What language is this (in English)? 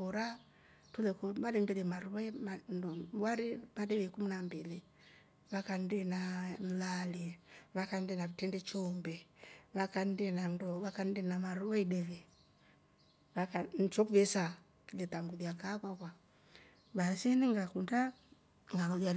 Rombo